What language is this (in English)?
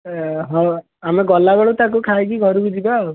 Odia